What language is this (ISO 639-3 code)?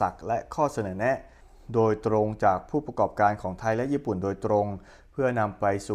tha